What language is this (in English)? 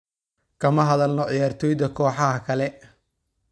Somali